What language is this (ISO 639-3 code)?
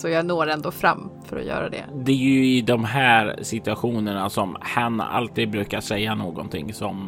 swe